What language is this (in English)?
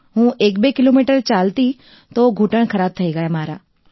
Gujarati